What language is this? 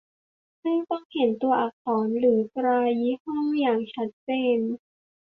Thai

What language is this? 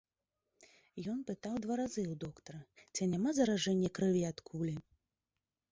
Belarusian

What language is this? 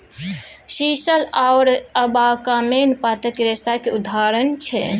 Maithili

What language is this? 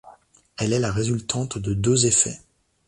French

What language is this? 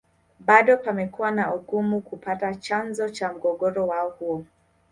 Swahili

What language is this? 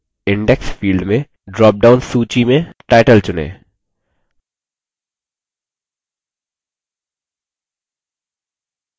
Hindi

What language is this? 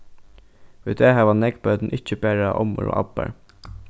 Faroese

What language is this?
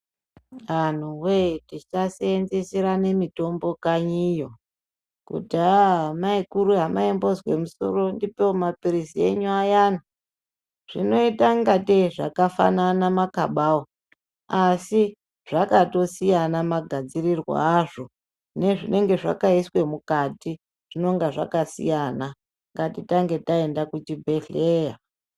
Ndau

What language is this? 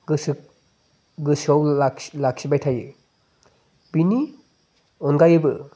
Bodo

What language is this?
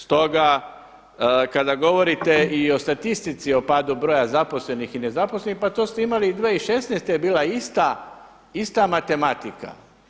Croatian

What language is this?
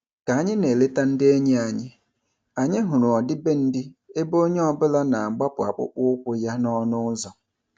Igbo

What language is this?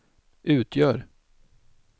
Swedish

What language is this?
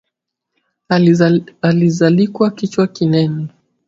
Swahili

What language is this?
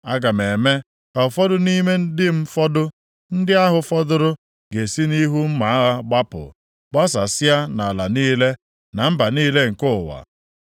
Igbo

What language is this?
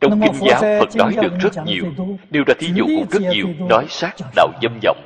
Vietnamese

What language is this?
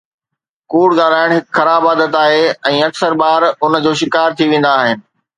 Sindhi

